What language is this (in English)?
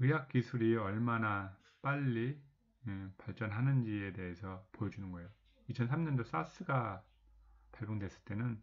Korean